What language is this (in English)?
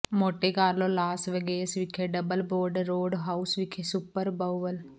Punjabi